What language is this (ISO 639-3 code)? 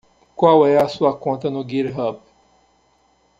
por